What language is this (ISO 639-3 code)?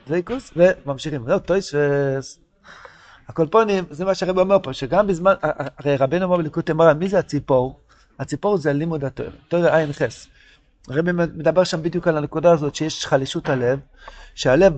heb